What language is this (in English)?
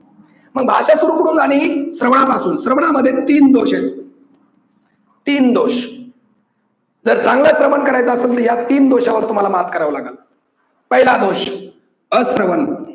Marathi